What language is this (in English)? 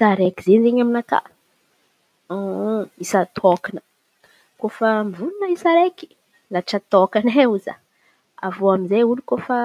Antankarana Malagasy